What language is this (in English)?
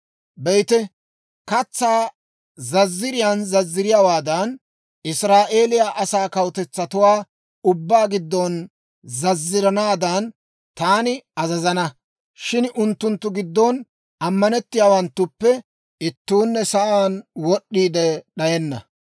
Dawro